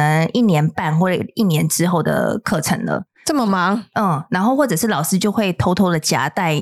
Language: Chinese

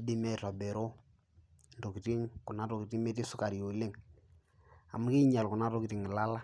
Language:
Masai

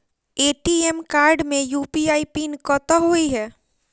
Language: Maithili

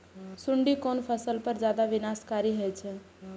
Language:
Maithili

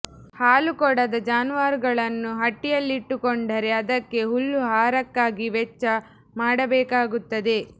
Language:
Kannada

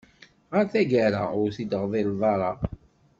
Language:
Kabyle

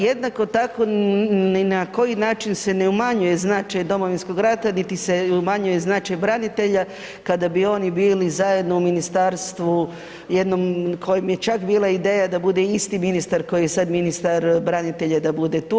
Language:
Croatian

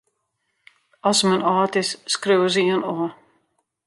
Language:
Western Frisian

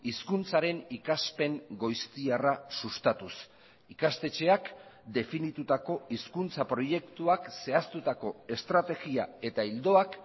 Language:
Basque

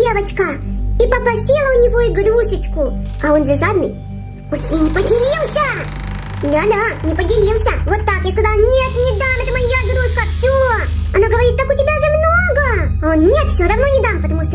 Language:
Russian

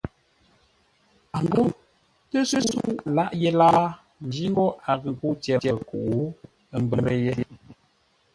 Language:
Ngombale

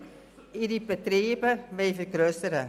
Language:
Swiss German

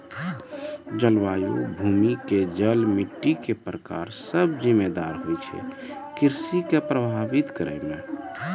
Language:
Maithili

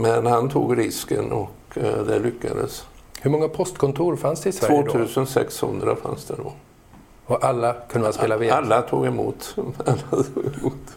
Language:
Swedish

